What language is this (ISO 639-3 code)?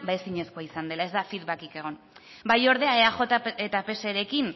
eus